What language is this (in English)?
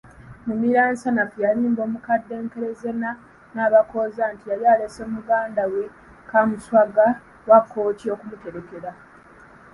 Ganda